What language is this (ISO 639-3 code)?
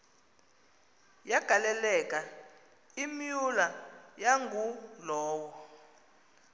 xho